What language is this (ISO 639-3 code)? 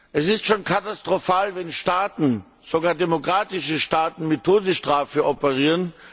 deu